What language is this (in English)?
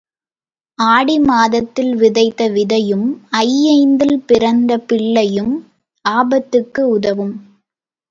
Tamil